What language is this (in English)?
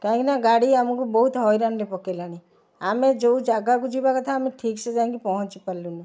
Odia